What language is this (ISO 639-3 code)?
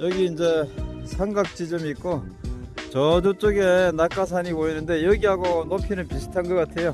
kor